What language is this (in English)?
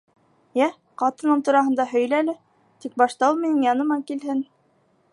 Bashkir